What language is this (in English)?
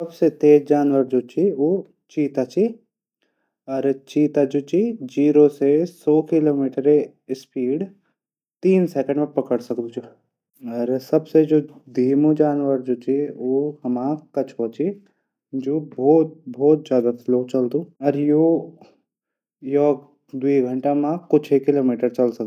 Garhwali